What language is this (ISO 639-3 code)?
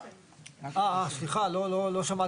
heb